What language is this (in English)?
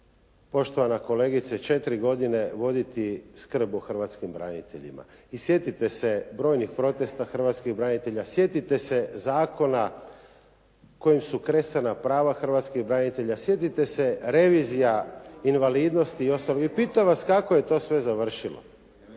Croatian